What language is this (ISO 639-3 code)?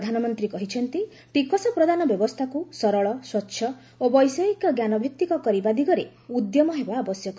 ori